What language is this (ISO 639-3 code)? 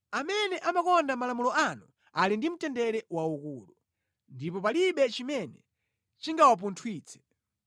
nya